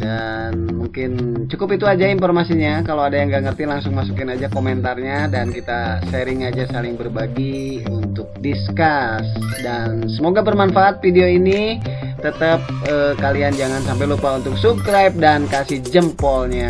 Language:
Indonesian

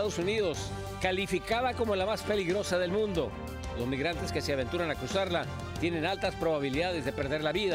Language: Spanish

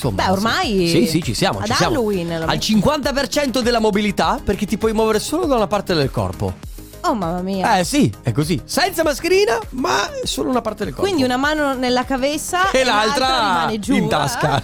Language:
Italian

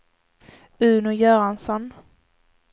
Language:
Swedish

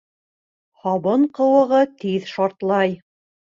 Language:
Bashkir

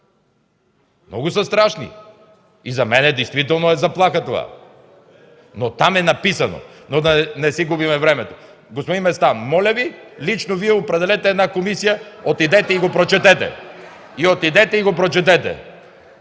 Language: Bulgarian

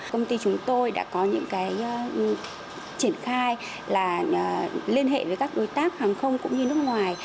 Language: Vietnamese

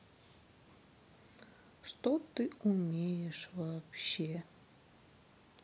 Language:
Russian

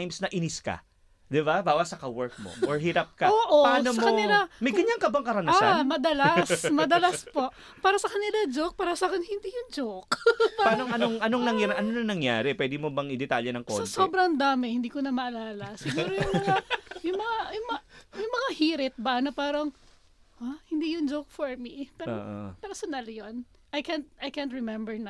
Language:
Filipino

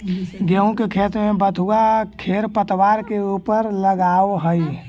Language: Magahi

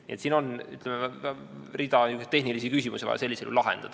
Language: Estonian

